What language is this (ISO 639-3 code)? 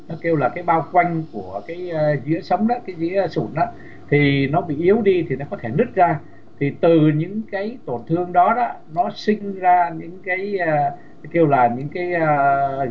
vie